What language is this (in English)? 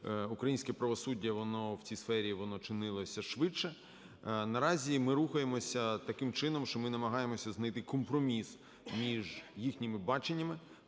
Ukrainian